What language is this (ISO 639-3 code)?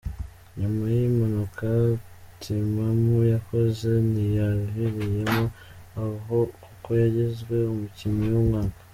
kin